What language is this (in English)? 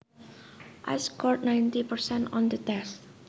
Javanese